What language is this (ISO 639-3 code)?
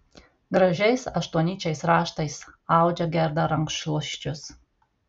lit